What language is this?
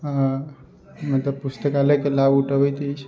Maithili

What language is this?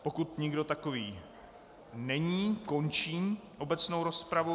Czech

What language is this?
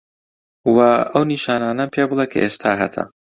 Central Kurdish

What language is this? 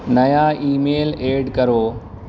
Urdu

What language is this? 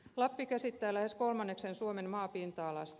Finnish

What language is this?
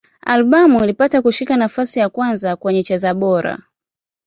Swahili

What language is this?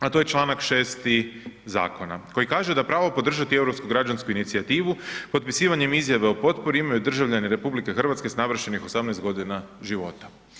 Croatian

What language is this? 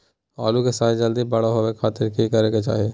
Magahi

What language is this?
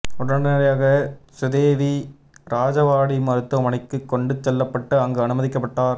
Tamil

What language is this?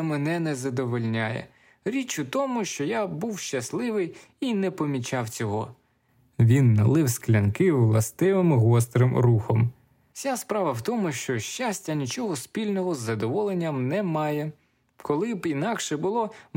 Ukrainian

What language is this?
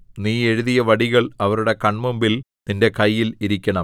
Malayalam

